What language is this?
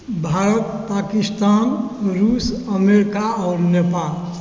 Maithili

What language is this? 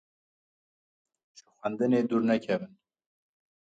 Kurdish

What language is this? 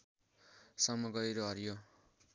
Nepali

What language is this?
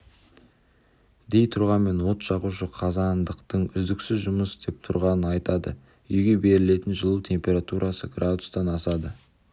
Kazakh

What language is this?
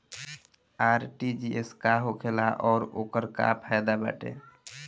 Bhojpuri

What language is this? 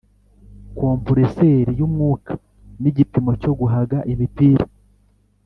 Kinyarwanda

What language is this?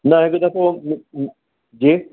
Sindhi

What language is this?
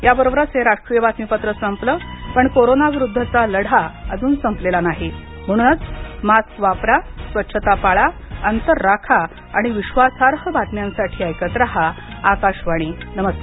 Marathi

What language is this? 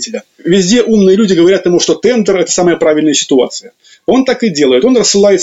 Russian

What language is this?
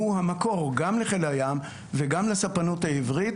Hebrew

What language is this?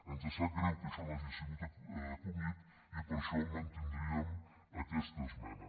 Catalan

